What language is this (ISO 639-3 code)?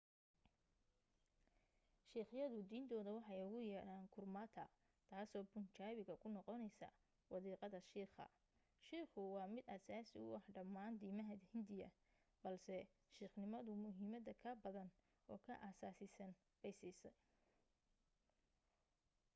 som